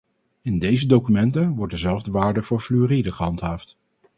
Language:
Dutch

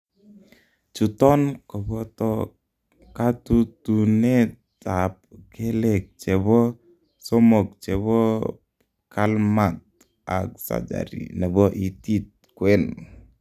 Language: Kalenjin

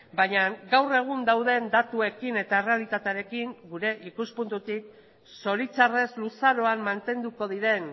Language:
Basque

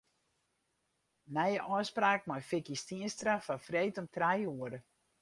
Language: Western Frisian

